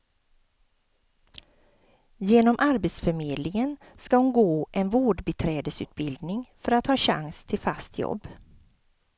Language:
Swedish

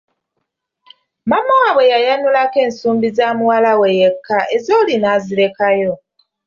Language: Ganda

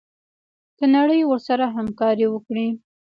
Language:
Pashto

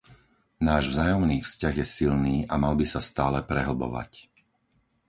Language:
Slovak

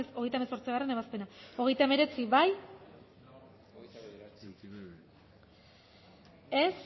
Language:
Basque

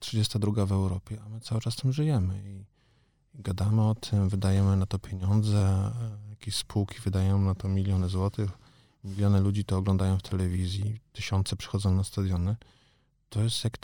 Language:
Polish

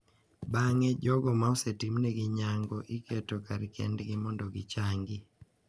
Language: Luo (Kenya and Tanzania)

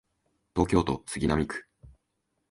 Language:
Japanese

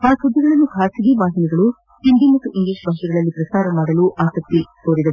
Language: Kannada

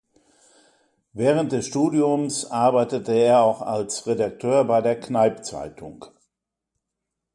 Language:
German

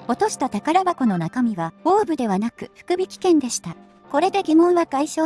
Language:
Japanese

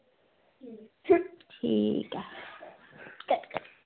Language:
Dogri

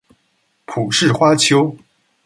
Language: Chinese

